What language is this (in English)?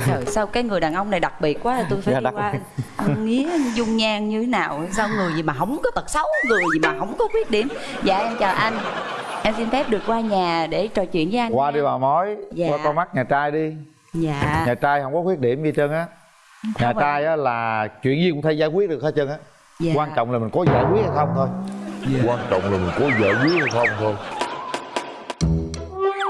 Vietnamese